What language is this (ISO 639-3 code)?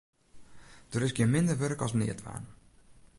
fry